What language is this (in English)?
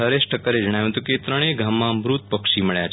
Gujarati